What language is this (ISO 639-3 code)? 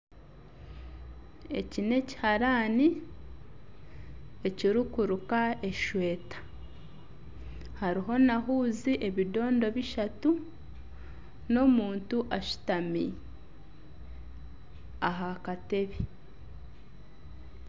nyn